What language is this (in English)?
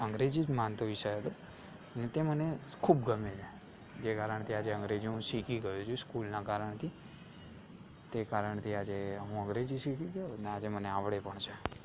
Gujarati